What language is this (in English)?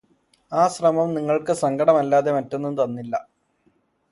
Malayalam